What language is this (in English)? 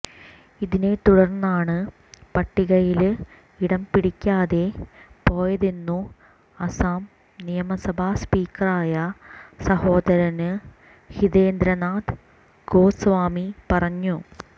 Malayalam